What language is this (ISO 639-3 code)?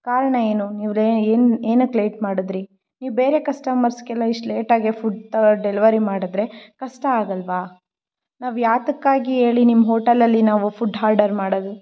kan